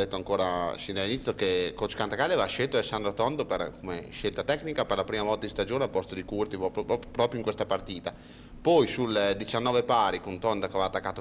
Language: Italian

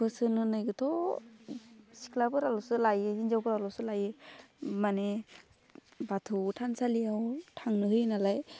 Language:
Bodo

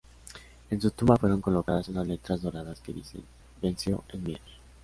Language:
Spanish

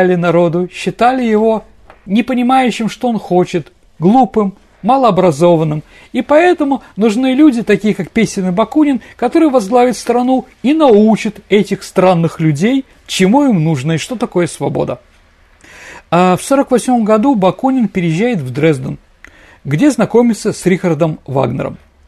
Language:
Russian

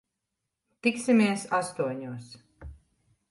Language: Latvian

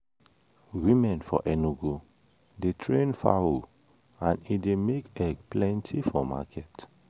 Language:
Nigerian Pidgin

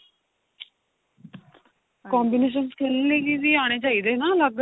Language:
Punjabi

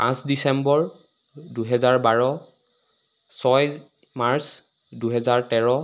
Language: Assamese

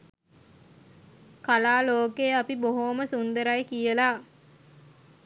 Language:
Sinhala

